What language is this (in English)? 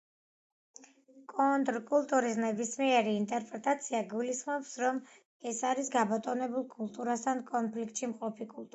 Georgian